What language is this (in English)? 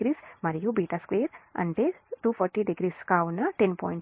Telugu